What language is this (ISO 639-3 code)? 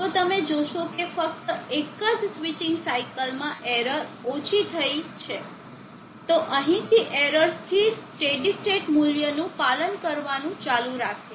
guj